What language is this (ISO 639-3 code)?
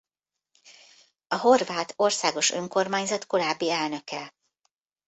hun